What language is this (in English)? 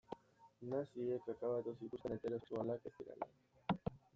Basque